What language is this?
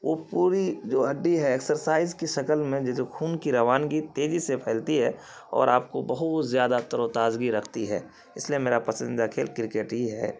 Urdu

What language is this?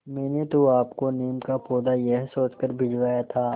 Hindi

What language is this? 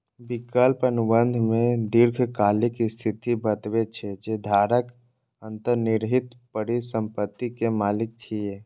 Maithili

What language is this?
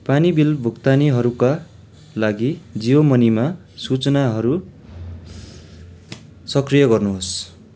Nepali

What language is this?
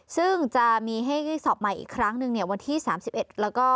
Thai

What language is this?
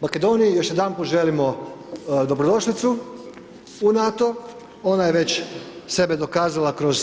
Croatian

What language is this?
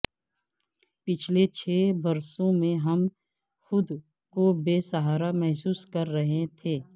Urdu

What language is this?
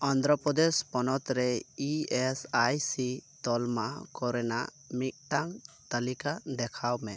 Santali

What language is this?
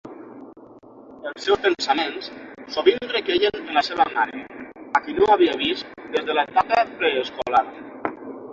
Catalan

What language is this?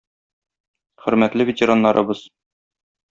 Tatar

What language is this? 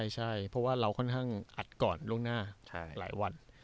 Thai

